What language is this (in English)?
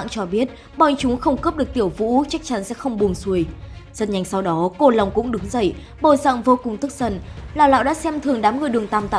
Vietnamese